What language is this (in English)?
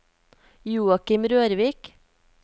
Norwegian